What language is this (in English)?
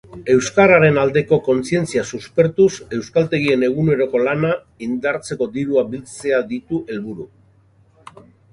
Basque